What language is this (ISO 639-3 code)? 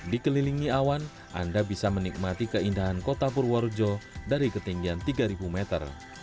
ind